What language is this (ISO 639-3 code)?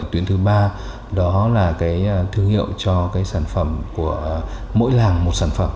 vie